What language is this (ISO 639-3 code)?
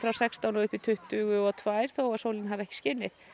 isl